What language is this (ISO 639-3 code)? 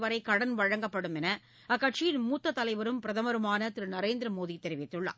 tam